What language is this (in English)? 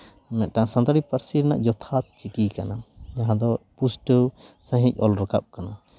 Santali